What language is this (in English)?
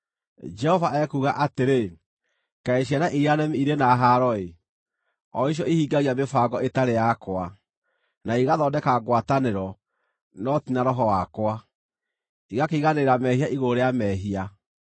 Kikuyu